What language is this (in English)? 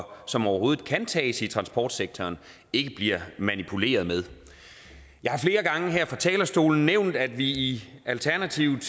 Danish